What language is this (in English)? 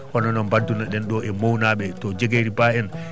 Fula